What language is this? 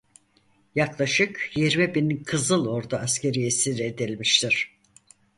Turkish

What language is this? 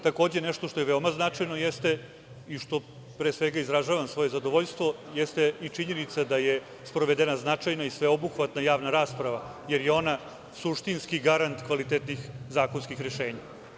Serbian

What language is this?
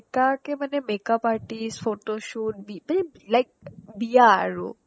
Assamese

